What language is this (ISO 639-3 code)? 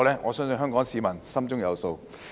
yue